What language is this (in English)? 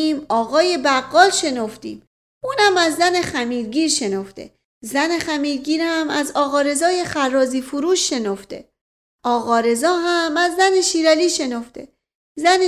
Persian